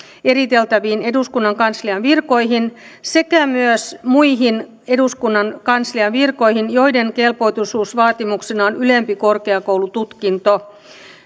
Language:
Finnish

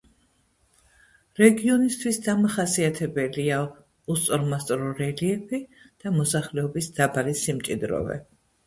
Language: Georgian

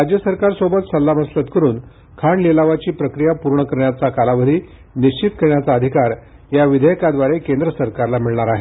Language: Marathi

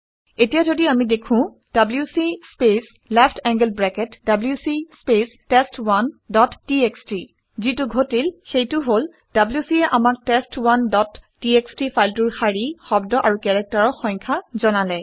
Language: Assamese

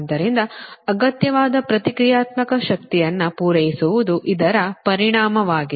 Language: Kannada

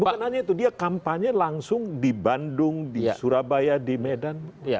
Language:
Indonesian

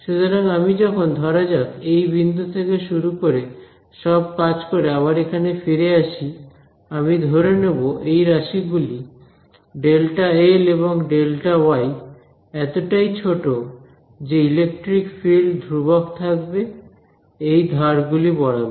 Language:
Bangla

